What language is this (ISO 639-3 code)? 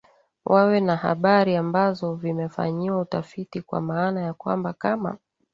swa